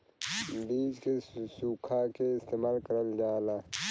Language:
Bhojpuri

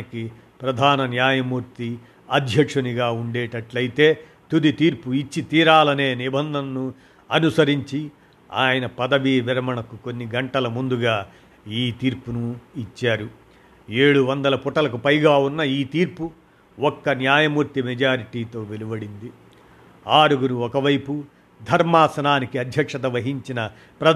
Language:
Telugu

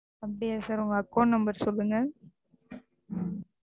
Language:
Tamil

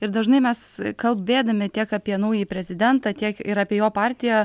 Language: Lithuanian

